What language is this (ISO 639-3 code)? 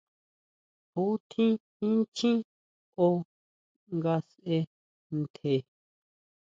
mau